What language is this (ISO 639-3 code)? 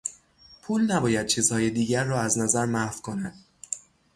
fas